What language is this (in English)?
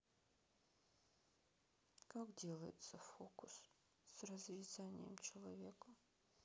Russian